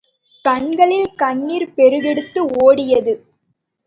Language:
Tamil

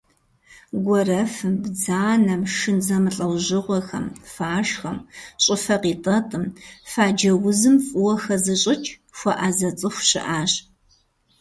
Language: Kabardian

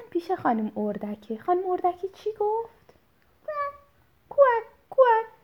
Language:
Persian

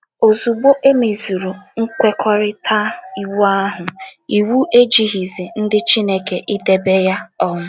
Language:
Igbo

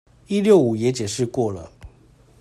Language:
Chinese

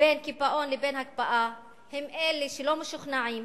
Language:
Hebrew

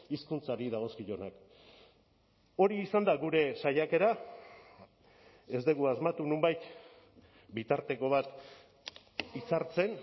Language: Basque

